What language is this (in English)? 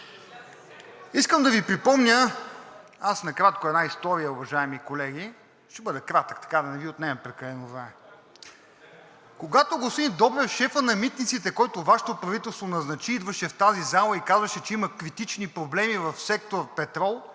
Bulgarian